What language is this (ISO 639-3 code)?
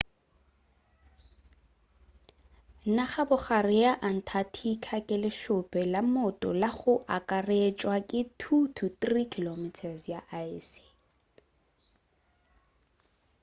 nso